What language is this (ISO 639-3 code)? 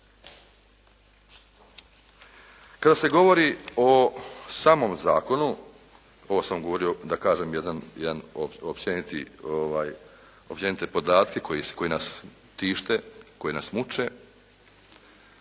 hrv